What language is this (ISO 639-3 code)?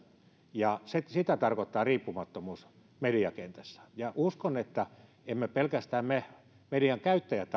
fin